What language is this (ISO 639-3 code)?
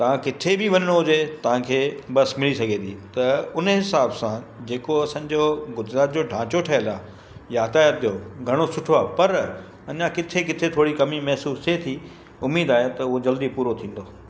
snd